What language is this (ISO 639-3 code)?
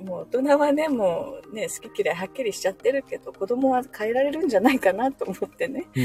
jpn